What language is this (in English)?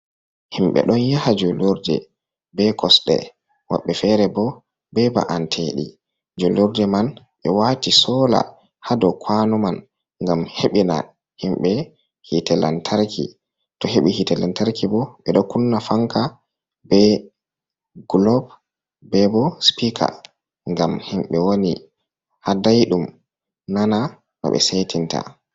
Fula